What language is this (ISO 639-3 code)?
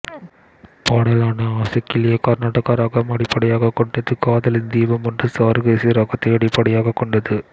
tam